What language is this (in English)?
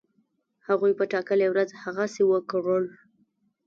Pashto